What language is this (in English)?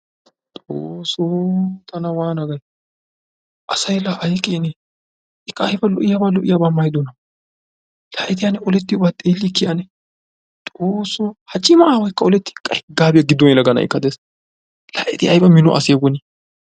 Wolaytta